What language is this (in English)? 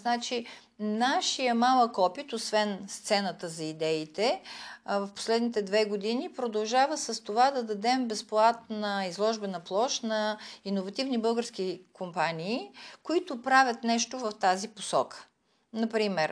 Bulgarian